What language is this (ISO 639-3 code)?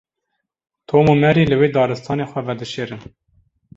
kur